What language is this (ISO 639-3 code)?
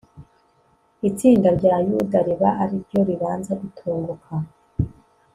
kin